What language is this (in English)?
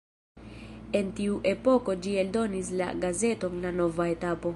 Esperanto